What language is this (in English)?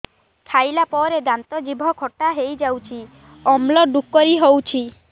Odia